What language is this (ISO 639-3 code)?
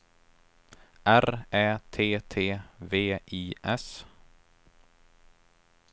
swe